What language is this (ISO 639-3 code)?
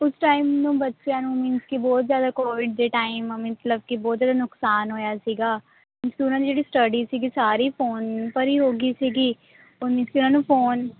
pan